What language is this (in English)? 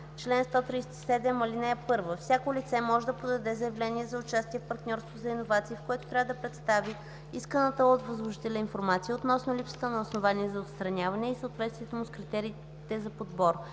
Bulgarian